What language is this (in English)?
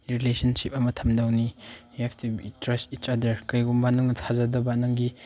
Manipuri